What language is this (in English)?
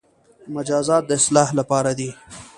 Pashto